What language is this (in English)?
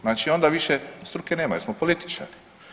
Croatian